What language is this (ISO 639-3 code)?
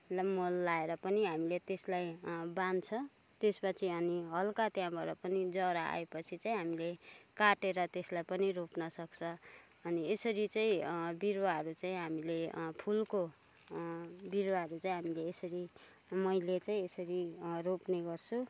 nep